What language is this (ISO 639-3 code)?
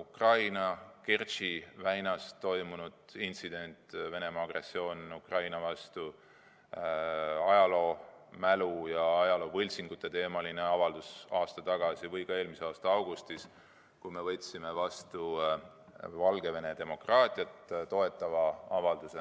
est